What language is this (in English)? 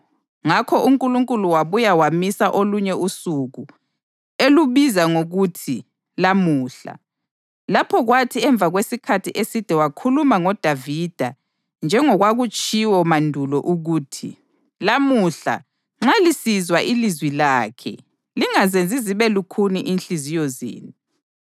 North Ndebele